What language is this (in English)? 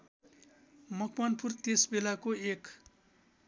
Nepali